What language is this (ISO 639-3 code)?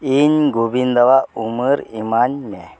sat